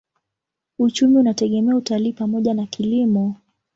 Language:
Swahili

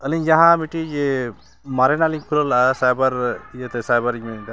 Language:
Santali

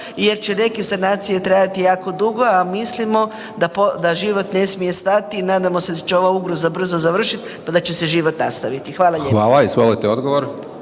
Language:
Croatian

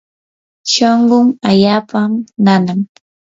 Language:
Yanahuanca Pasco Quechua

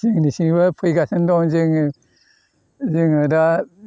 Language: Bodo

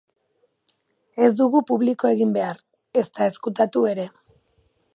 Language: Basque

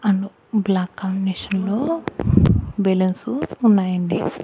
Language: Telugu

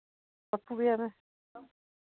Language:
Dogri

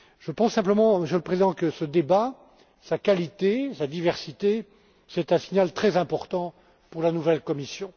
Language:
French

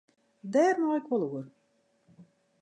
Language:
Western Frisian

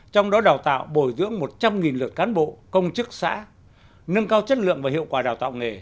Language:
Vietnamese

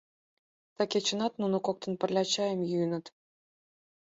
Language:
Mari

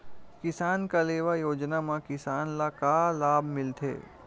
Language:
Chhattisgarhi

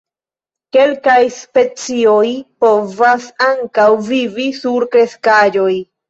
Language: Esperanto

